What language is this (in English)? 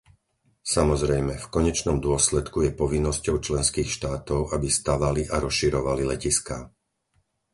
Slovak